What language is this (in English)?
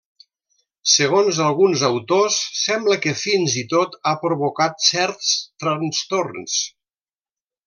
Catalan